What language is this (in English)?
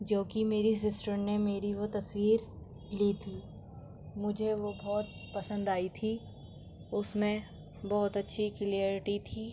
Urdu